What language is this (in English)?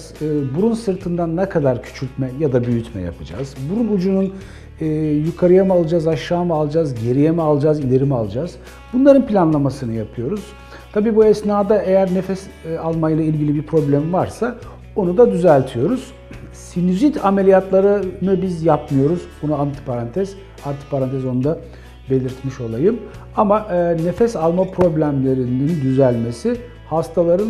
Turkish